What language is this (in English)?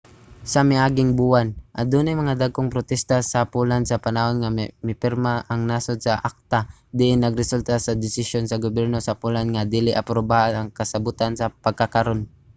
Cebuano